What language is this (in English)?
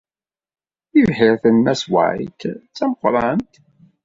Kabyle